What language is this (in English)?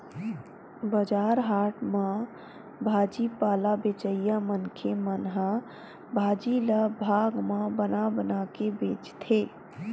Chhattisgarhi